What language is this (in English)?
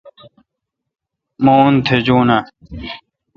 Kalkoti